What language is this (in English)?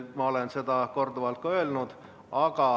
Estonian